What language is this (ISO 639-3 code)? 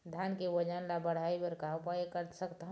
hne